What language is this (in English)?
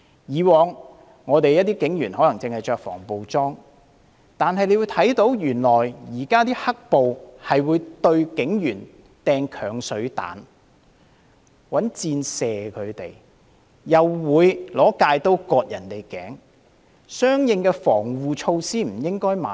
Cantonese